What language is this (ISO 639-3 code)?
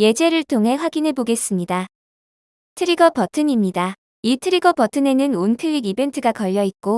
kor